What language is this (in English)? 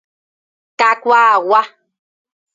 Guarani